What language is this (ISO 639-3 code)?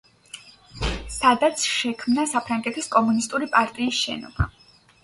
kat